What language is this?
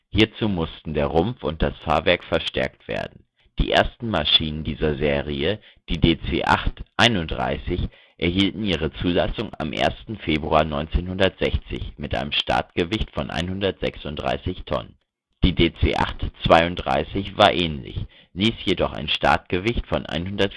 German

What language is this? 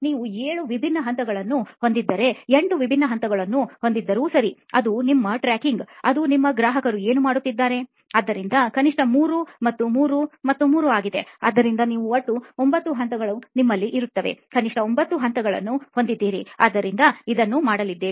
Kannada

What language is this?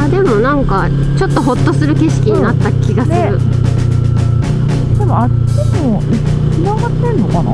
Japanese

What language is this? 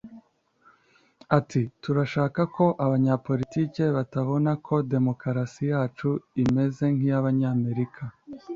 Kinyarwanda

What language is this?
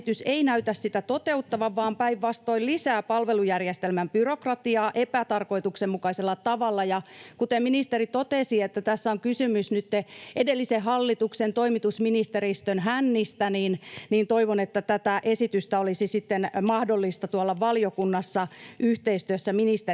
Finnish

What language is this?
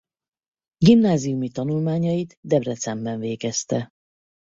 Hungarian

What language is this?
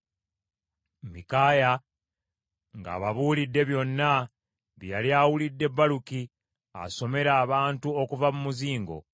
Ganda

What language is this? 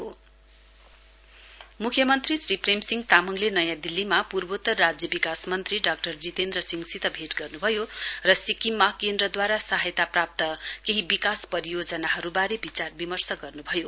Nepali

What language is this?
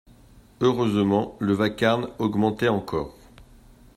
French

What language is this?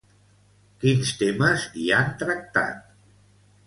Catalan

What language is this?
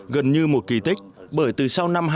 Vietnamese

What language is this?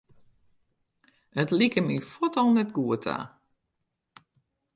Western Frisian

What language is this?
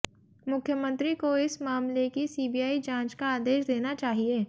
Hindi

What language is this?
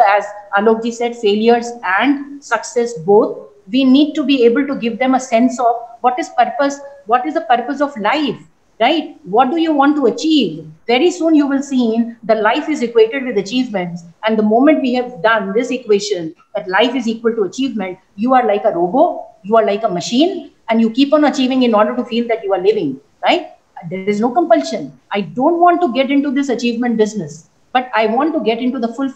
English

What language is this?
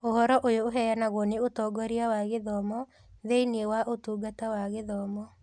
Kikuyu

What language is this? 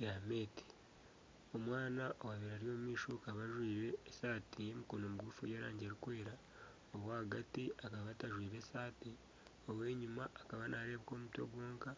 Nyankole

